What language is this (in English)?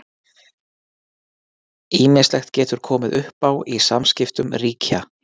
Icelandic